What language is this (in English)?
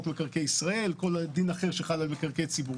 Hebrew